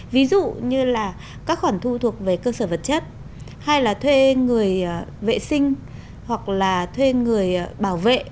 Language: Vietnamese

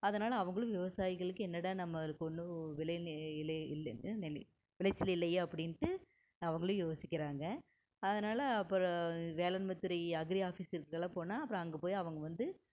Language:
Tamil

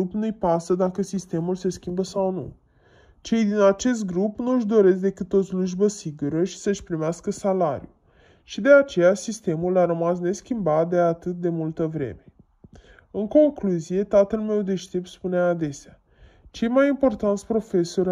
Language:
Romanian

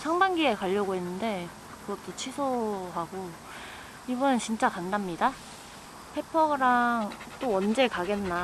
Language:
Korean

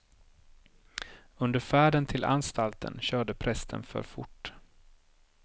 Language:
Swedish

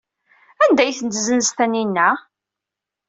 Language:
Kabyle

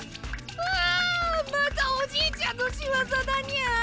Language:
Japanese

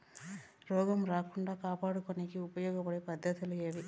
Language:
Telugu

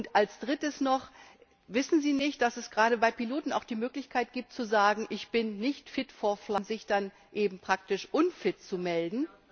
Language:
German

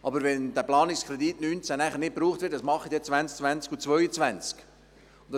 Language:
Swiss German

